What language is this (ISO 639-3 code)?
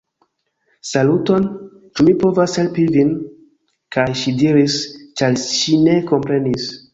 epo